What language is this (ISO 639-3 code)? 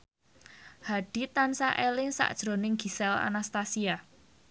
jav